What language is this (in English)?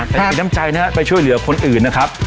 Thai